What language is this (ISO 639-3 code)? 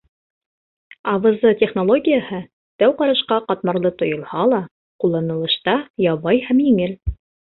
bak